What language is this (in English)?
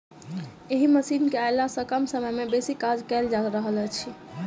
Maithili